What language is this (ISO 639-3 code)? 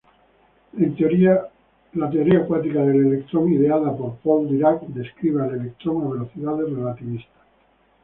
spa